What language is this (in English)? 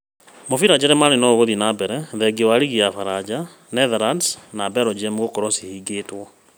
Kikuyu